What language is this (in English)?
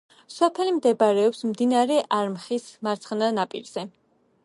Georgian